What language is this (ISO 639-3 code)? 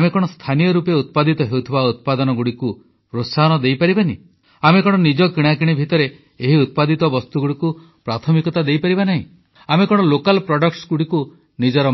ori